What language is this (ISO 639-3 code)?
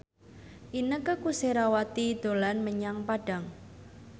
jav